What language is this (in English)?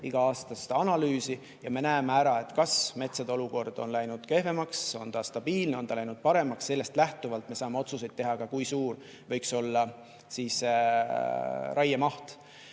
Estonian